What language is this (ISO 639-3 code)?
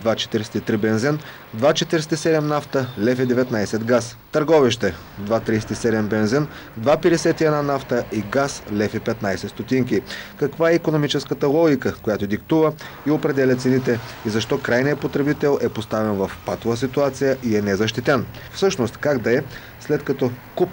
bul